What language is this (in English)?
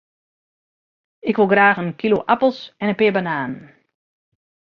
Western Frisian